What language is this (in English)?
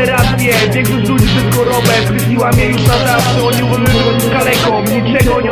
Polish